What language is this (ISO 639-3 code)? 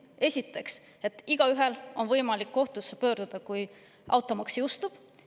est